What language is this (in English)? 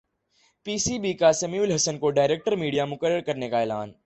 Urdu